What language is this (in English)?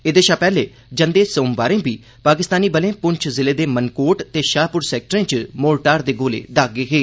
Dogri